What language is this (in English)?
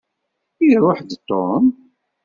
Kabyle